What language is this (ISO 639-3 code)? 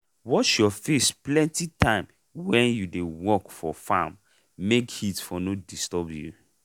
pcm